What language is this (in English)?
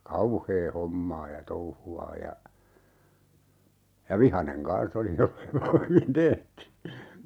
Finnish